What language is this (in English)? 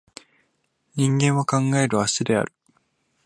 Japanese